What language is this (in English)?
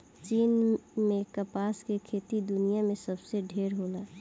Bhojpuri